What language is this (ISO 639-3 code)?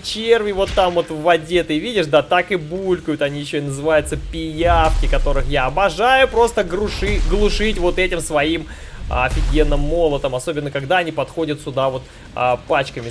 rus